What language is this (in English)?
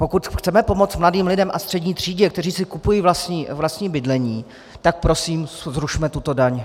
Czech